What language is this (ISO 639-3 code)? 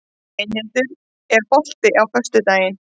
isl